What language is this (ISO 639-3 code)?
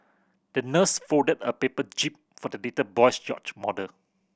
eng